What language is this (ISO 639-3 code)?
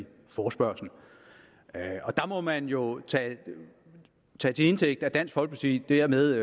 dan